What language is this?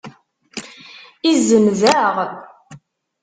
Kabyle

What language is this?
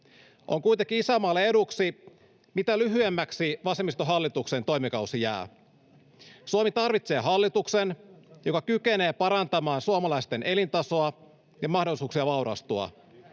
Finnish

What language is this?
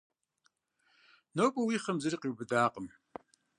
Kabardian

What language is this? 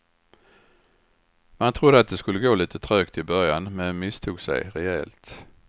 Swedish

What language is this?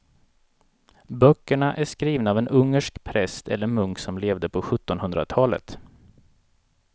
Swedish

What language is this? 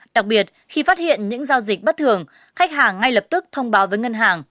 Vietnamese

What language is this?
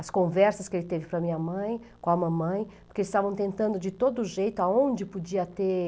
Portuguese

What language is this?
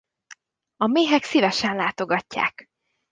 Hungarian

